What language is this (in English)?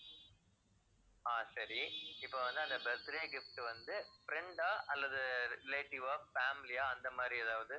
Tamil